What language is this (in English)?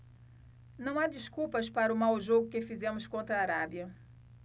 Portuguese